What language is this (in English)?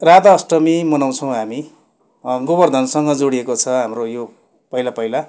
Nepali